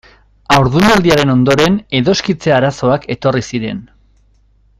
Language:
Basque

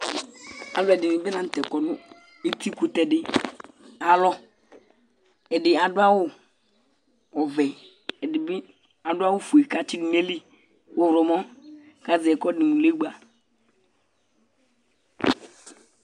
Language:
Ikposo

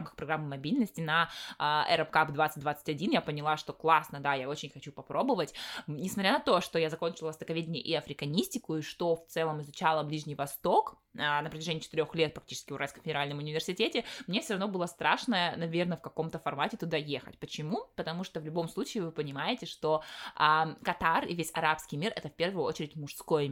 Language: Russian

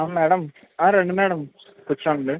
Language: Telugu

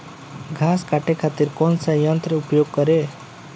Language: Bhojpuri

